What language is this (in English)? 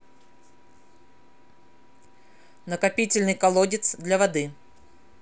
Russian